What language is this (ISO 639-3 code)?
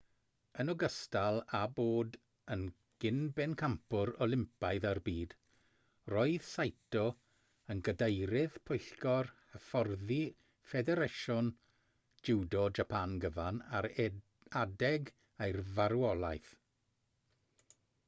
cym